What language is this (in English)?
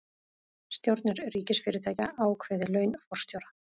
Icelandic